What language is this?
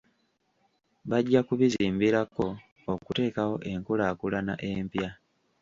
Ganda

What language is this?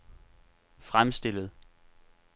Danish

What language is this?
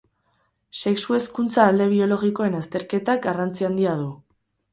Basque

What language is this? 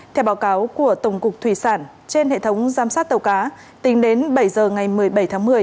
Vietnamese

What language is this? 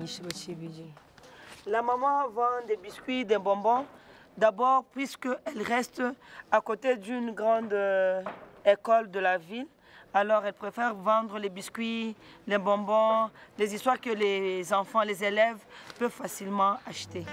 Dutch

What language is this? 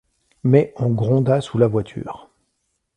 French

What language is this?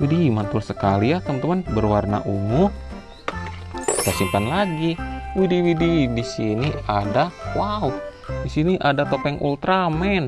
Indonesian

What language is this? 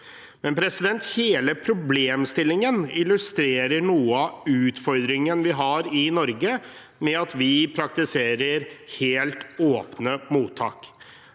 Norwegian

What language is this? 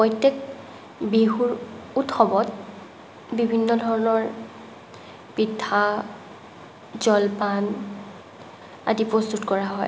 Assamese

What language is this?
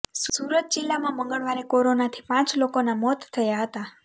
Gujarati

